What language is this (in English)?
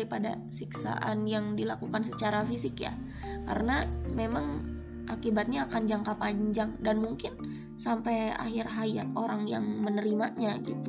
Indonesian